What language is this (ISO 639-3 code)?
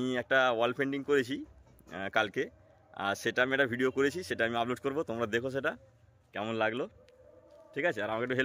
ben